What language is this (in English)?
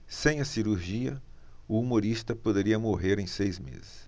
Portuguese